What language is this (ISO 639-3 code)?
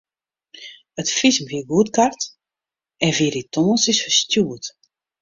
fry